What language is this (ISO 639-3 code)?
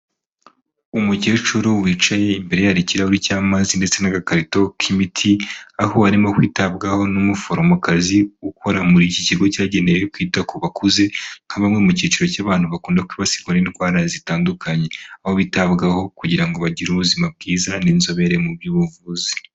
kin